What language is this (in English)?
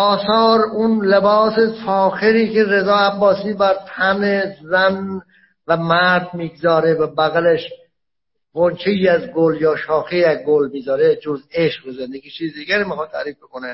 Persian